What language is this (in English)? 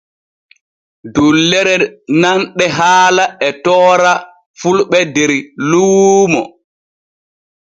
Borgu Fulfulde